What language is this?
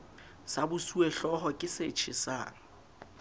Southern Sotho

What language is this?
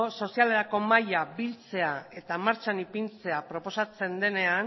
Basque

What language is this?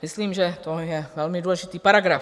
Czech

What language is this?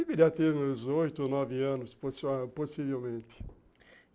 Portuguese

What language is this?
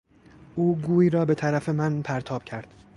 Persian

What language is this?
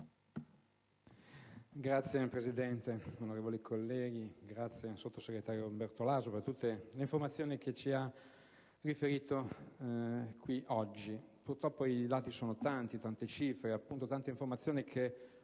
Italian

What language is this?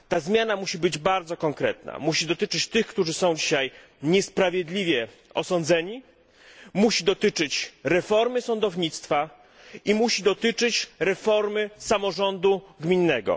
Polish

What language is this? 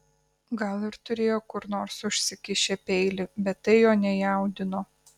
Lithuanian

